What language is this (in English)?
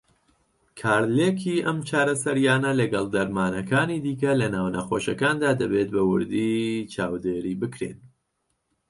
Central Kurdish